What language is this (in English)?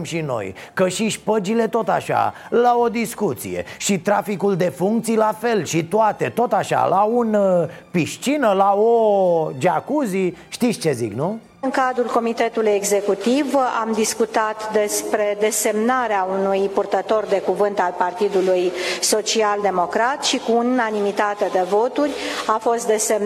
Romanian